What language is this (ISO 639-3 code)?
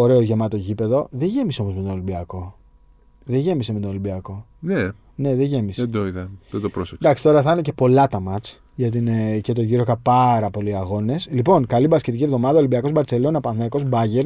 ell